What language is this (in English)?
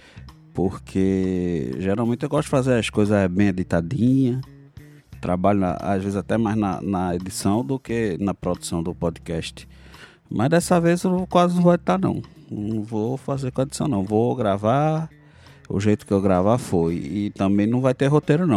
Portuguese